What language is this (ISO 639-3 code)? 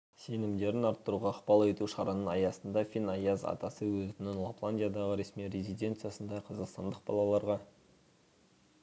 kaz